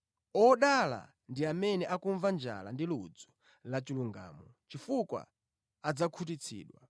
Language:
Nyanja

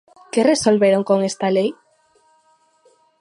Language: Galician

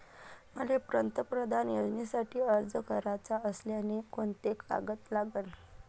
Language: Marathi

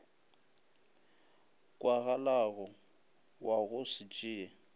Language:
Northern Sotho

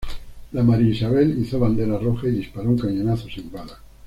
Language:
Spanish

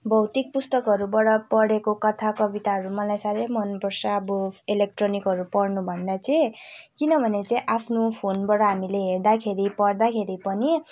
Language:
Nepali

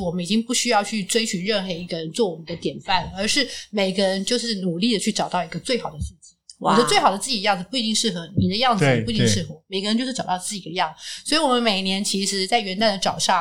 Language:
Chinese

